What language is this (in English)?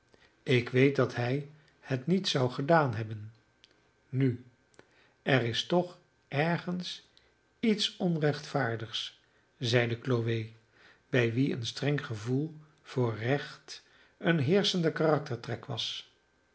Dutch